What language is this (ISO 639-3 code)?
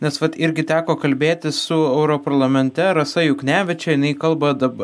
lit